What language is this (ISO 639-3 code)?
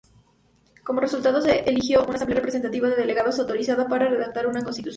spa